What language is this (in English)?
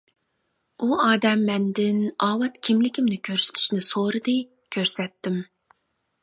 Uyghur